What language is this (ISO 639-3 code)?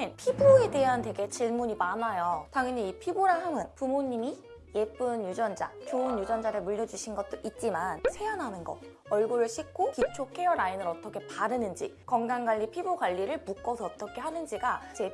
kor